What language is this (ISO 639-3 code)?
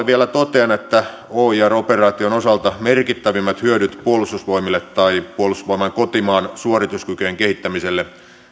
fin